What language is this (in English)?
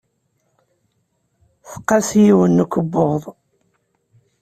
Kabyle